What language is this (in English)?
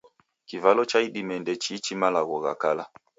Taita